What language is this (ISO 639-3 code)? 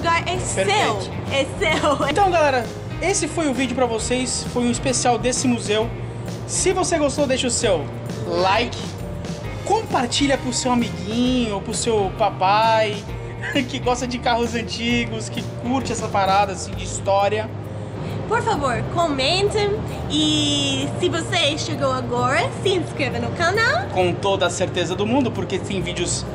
por